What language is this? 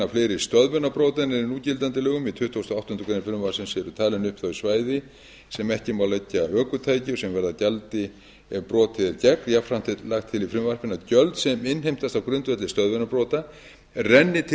Icelandic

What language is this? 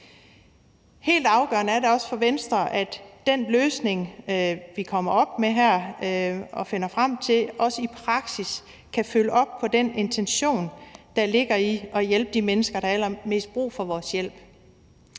Danish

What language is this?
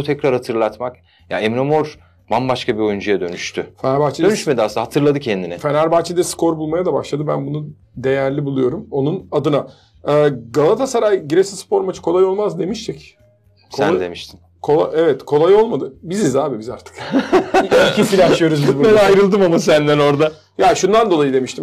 Turkish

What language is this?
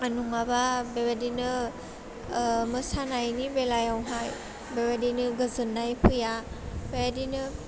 Bodo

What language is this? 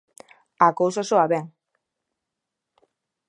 Galician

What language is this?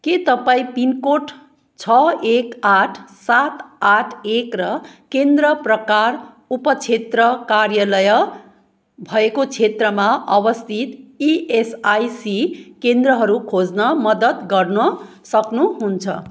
Nepali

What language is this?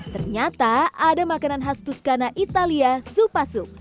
Indonesian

